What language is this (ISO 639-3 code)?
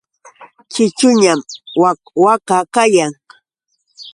qux